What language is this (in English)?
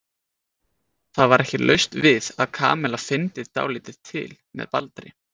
Icelandic